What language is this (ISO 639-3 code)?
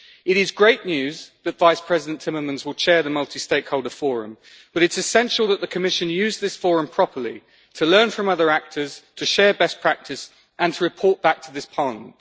eng